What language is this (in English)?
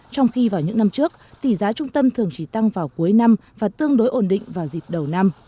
Vietnamese